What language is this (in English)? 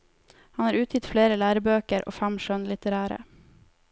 Norwegian